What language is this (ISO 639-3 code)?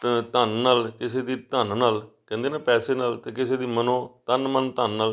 pan